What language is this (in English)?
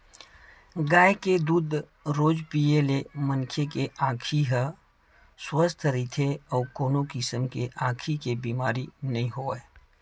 Chhattisgarhi